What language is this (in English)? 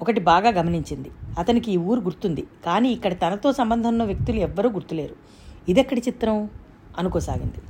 Telugu